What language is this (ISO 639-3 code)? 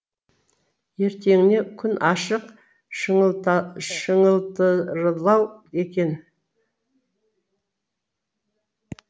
kaz